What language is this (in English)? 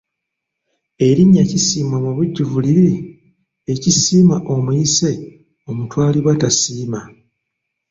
Ganda